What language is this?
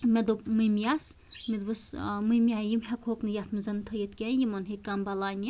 Kashmiri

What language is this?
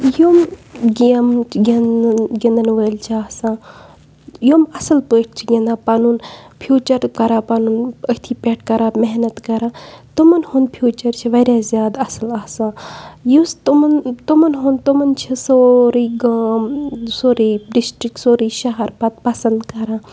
Kashmiri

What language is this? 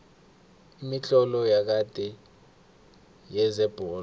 South Ndebele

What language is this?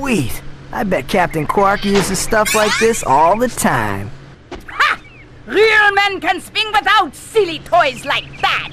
English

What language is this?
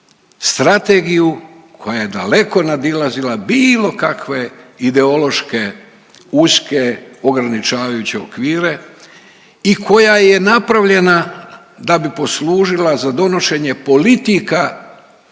Croatian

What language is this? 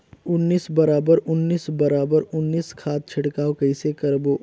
Chhattisgarhi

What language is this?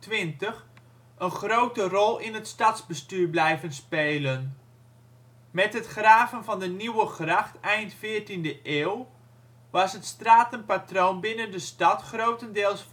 Dutch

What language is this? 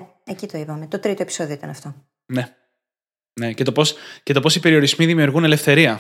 Greek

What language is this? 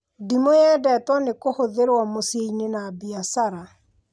Kikuyu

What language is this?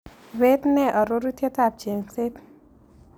Kalenjin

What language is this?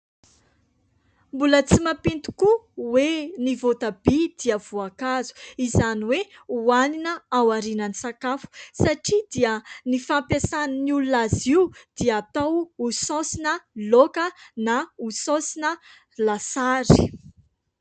Malagasy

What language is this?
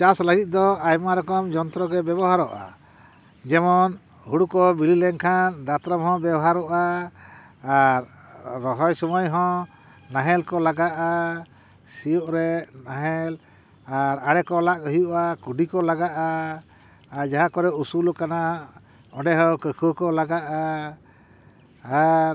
Santali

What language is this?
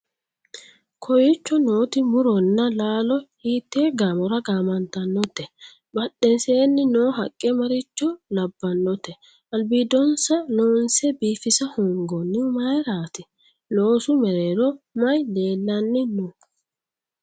Sidamo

